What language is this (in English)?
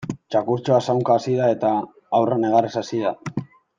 Basque